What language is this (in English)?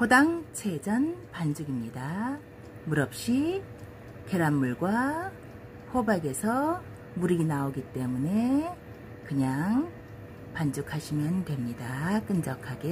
Korean